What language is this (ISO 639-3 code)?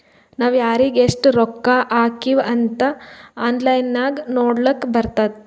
kan